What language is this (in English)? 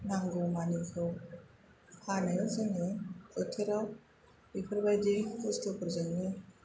Bodo